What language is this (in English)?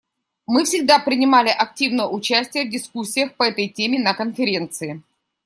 Russian